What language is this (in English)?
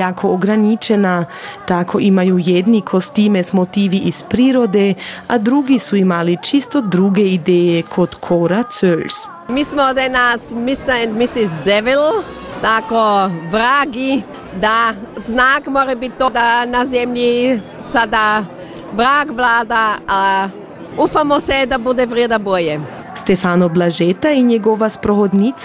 Croatian